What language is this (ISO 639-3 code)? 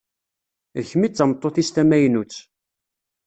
kab